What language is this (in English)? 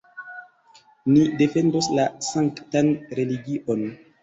Esperanto